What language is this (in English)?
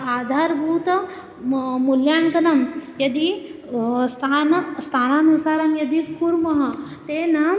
Sanskrit